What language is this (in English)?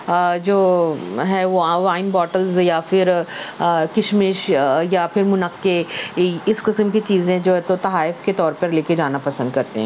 Urdu